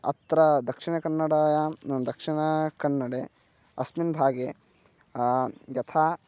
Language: Sanskrit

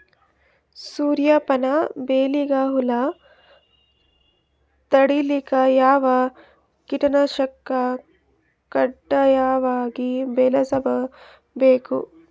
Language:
Kannada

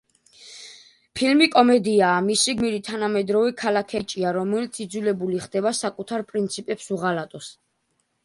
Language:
Georgian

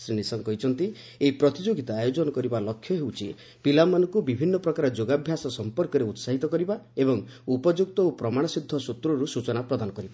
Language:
Odia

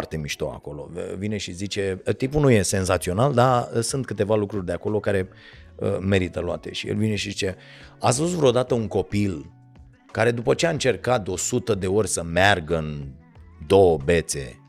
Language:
Romanian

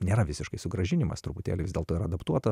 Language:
Lithuanian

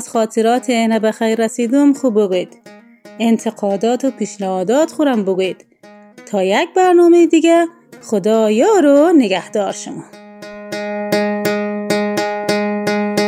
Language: Persian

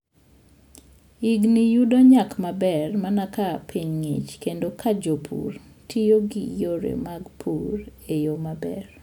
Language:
Luo (Kenya and Tanzania)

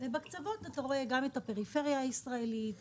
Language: Hebrew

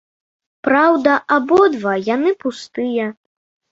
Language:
Belarusian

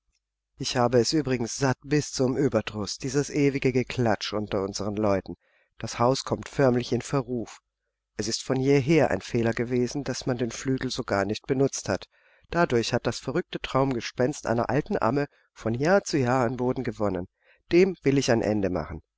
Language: German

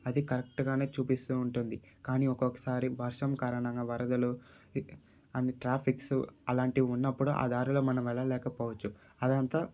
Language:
Telugu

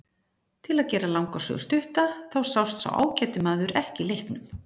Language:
Icelandic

